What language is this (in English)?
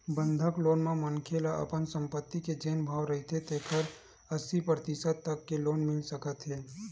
Chhattisgarhi